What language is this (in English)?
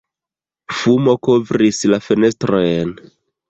Esperanto